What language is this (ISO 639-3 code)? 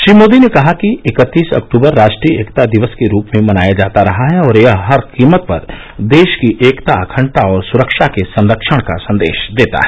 hin